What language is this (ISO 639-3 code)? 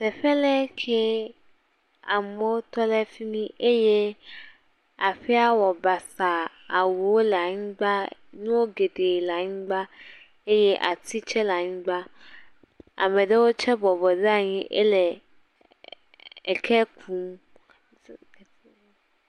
ewe